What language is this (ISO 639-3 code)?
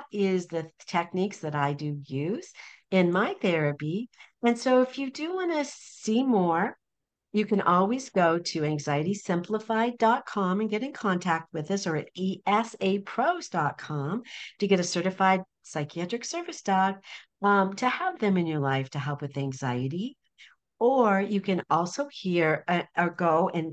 eng